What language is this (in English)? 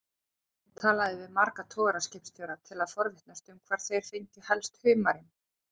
Icelandic